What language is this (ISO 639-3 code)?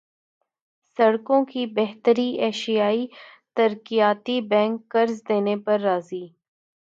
urd